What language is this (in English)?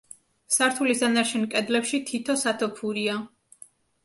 Georgian